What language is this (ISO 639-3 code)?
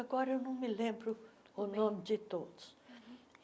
por